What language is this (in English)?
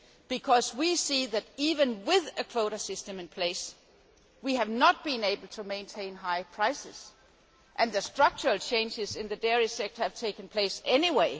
English